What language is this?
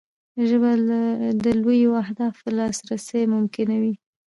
Pashto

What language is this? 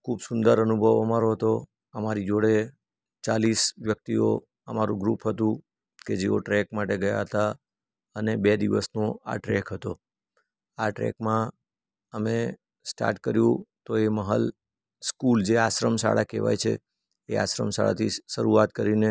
Gujarati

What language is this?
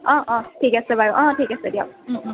Assamese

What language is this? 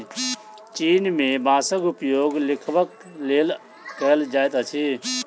Maithili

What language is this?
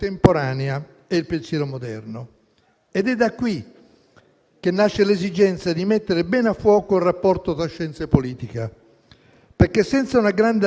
Italian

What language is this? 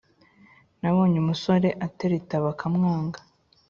Kinyarwanda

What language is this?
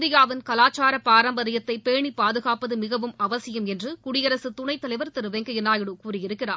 Tamil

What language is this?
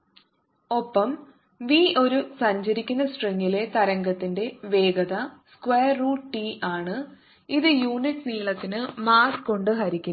Malayalam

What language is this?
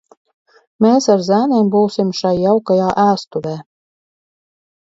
Latvian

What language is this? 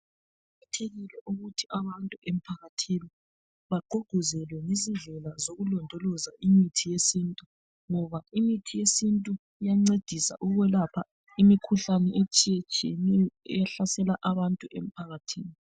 North Ndebele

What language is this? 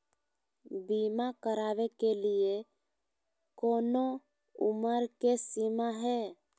Magahi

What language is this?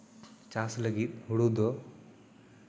Santali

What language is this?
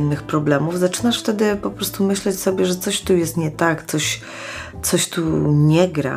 Polish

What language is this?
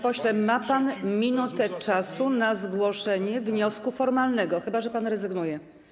Polish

